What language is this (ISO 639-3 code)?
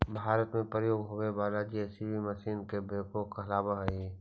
mag